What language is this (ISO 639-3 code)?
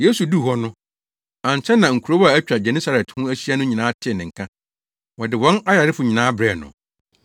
aka